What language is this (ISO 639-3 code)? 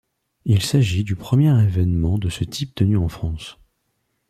fra